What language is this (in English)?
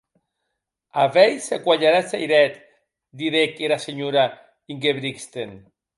Occitan